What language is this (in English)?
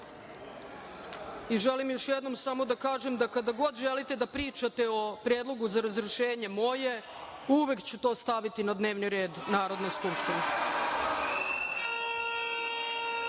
Serbian